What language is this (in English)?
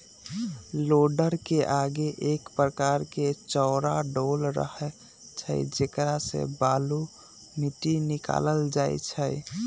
Magahi